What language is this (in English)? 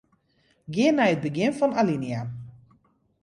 Western Frisian